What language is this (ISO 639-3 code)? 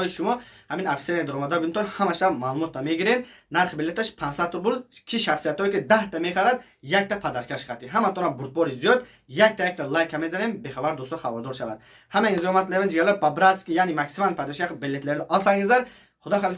tur